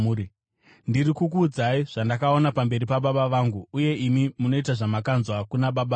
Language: Shona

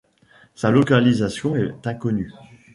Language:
French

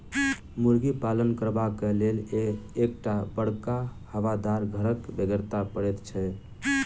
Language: Maithili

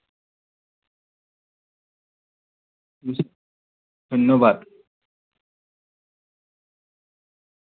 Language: Assamese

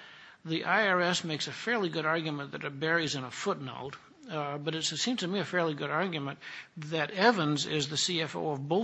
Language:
English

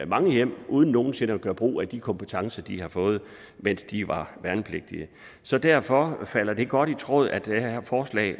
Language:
Danish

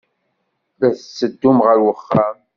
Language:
Kabyle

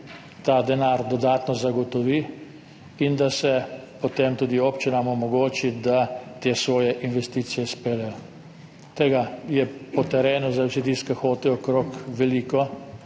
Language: Slovenian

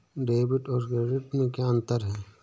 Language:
Hindi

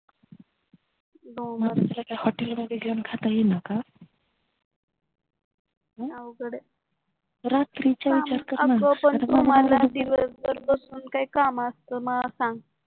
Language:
Marathi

